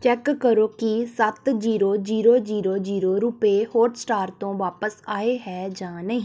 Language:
Punjabi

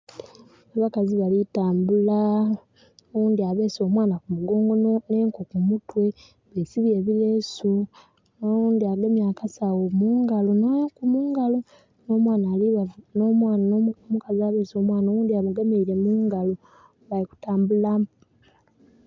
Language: Soga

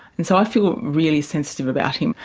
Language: English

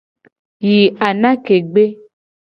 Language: Gen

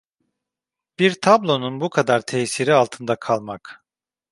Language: Turkish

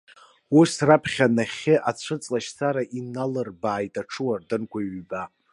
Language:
Abkhazian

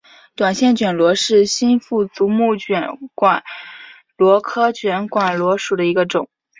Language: Chinese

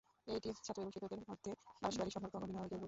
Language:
Bangla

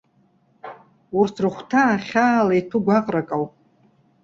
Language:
Abkhazian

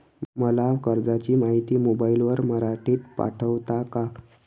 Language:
Marathi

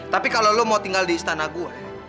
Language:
Indonesian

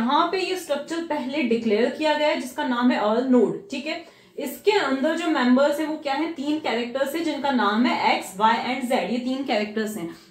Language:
Hindi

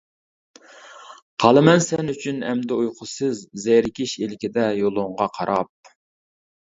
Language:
Uyghur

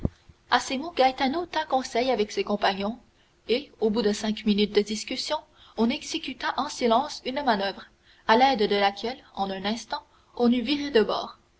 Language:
French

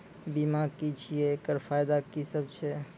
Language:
Maithili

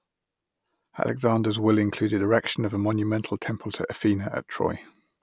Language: English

